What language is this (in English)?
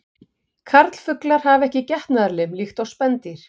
Icelandic